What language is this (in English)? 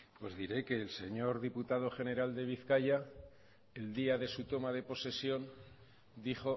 Spanish